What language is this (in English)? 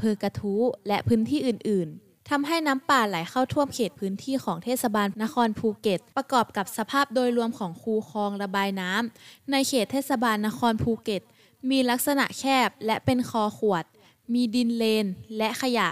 Thai